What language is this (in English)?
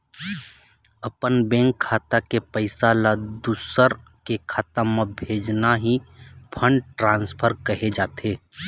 Chhattisgarhi